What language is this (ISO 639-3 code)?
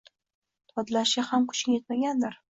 uzb